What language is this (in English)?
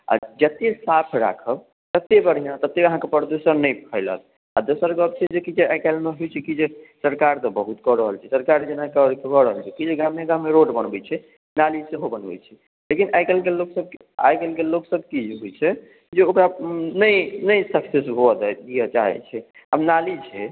Maithili